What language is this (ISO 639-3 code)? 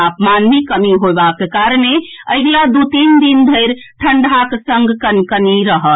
mai